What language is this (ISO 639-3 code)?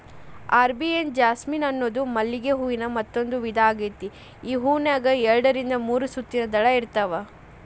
kan